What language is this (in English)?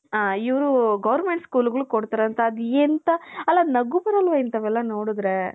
Kannada